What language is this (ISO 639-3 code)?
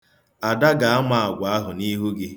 ibo